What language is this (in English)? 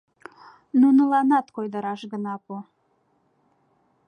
Mari